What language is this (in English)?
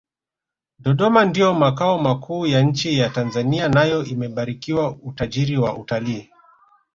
Swahili